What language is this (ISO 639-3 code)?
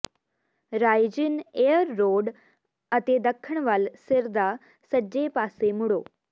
pan